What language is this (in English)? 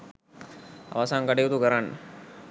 Sinhala